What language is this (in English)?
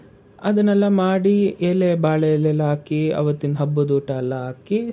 Kannada